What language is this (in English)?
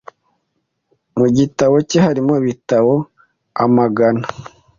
Kinyarwanda